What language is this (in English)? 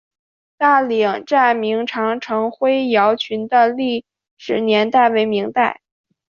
Chinese